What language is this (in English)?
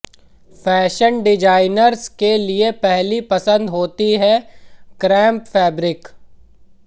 Hindi